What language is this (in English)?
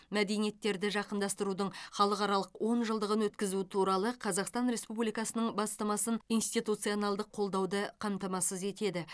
Kazakh